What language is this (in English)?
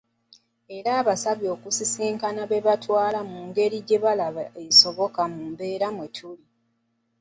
Ganda